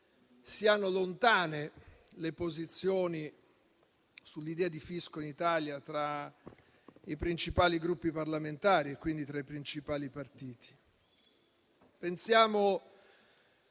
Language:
Italian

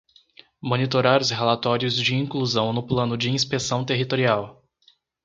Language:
Portuguese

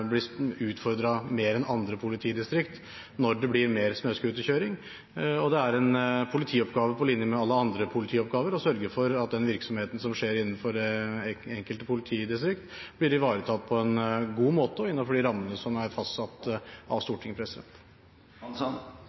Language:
Norwegian Bokmål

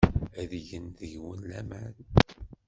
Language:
Kabyle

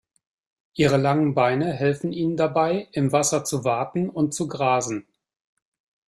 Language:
German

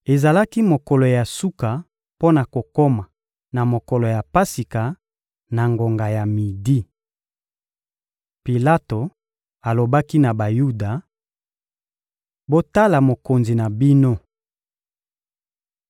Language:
Lingala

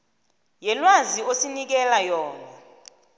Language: South Ndebele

